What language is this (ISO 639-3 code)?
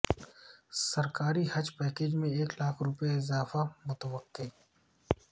urd